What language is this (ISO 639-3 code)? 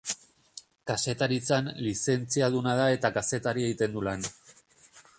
eus